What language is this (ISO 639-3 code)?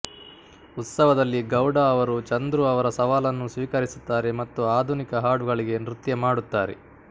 kan